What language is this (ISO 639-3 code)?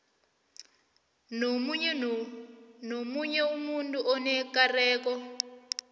nbl